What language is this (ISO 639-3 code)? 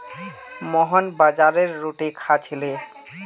mag